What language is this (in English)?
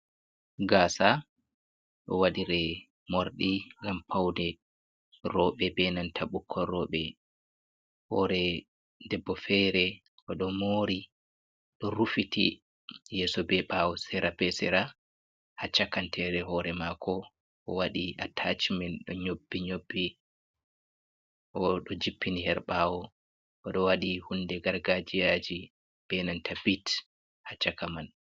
Fula